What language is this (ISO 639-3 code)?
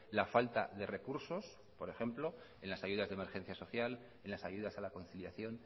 spa